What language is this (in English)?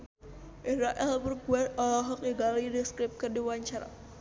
Sundanese